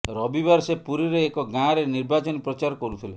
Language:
Odia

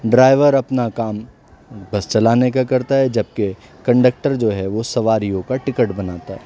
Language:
Urdu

